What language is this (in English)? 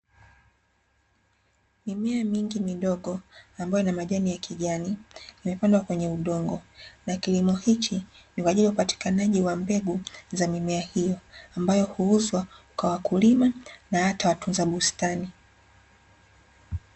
Swahili